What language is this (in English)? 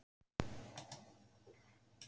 Icelandic